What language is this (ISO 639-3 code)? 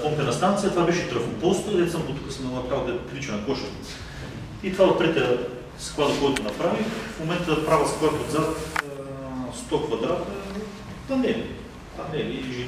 bul